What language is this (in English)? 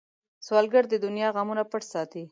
Pashto